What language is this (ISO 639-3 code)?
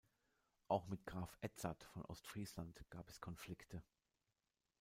deu